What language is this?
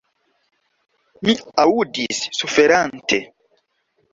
Esperanto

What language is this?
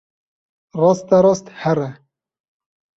Kurdish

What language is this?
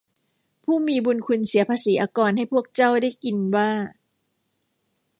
Thai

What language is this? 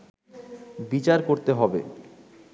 Bangla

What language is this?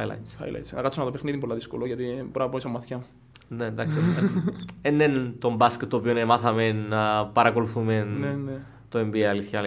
Greek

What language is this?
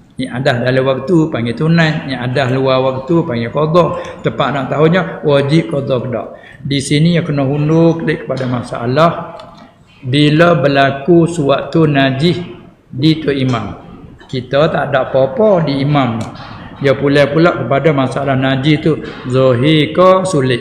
Malay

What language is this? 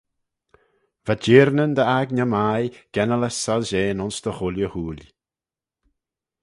Manx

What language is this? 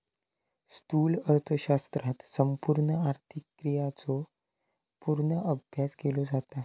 Marathi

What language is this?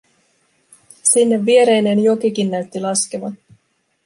Finnish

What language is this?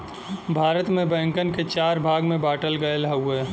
Bhojpuri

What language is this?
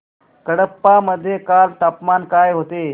Marathi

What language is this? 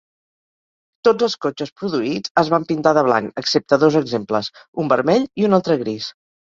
Catalan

